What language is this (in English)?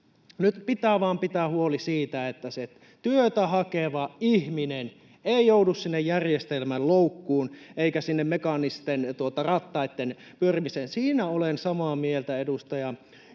Finnish